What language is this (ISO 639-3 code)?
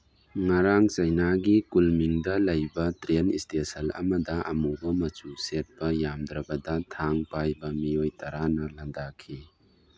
mni